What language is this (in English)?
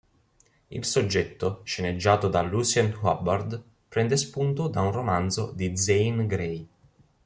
Italian